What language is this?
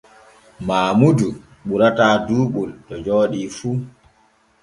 Borgu Fulfulde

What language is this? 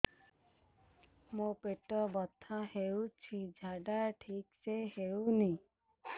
Odia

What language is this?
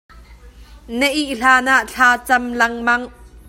Hakha Chin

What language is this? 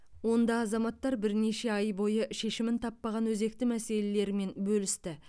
Kazakh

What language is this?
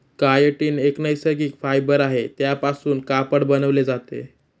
Marathi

